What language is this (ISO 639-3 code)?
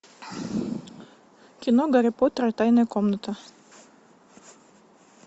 rus